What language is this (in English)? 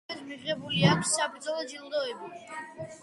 Georgian